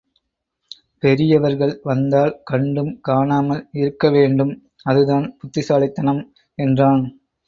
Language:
Tamil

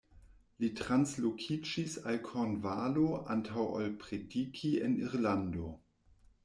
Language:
Esperanto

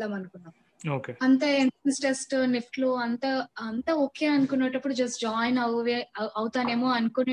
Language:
Telugu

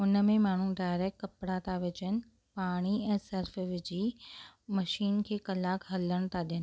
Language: Sindhi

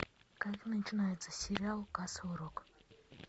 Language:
Russian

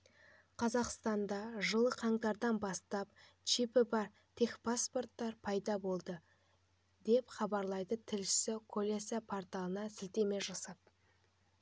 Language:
Kazakh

